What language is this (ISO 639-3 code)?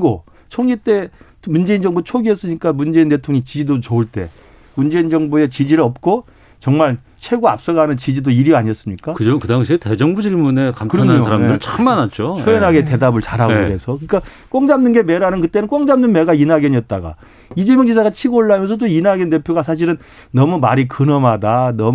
kor